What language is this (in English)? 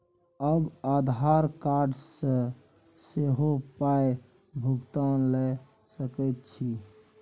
Maithili